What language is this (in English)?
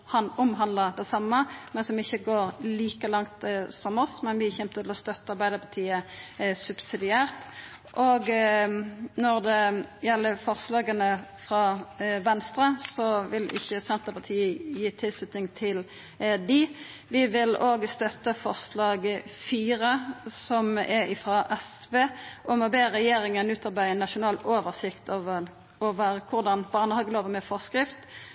Norwegian Nynorsk